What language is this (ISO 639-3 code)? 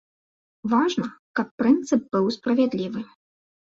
bel